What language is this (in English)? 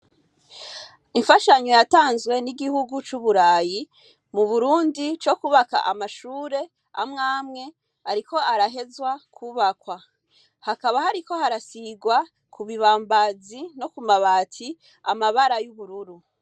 Rundi